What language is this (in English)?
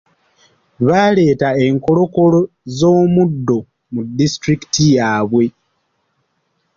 Ganda